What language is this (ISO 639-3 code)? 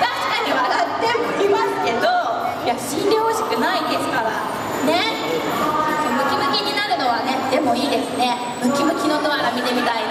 jpn